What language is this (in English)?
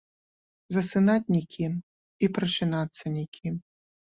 Belarusian